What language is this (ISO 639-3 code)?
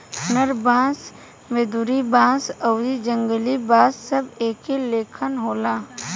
bho